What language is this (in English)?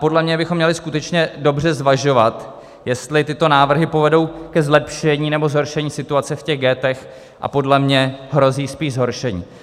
Czech